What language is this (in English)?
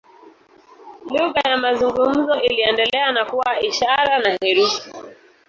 Swahili